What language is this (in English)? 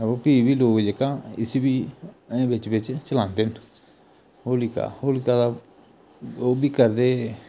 Dogri